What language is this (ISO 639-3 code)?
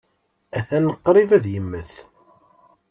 kab